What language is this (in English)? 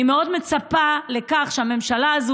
Hebrew